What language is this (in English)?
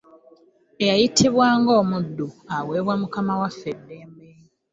Ganda